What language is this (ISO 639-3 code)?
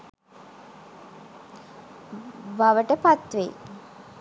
sin